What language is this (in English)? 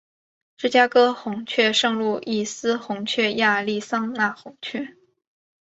Chinese